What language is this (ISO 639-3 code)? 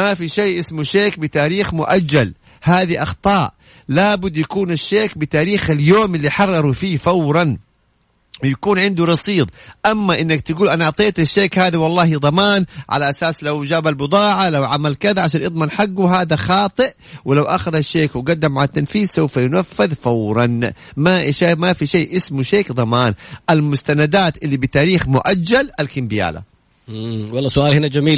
ara